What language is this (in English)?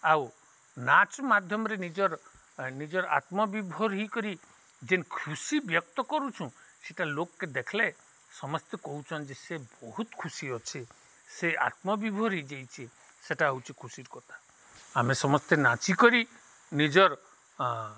Odia